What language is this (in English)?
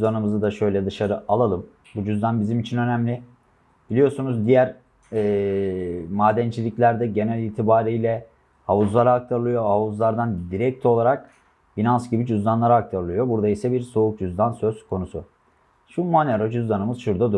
Turkish